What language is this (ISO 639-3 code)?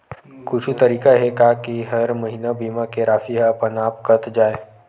hne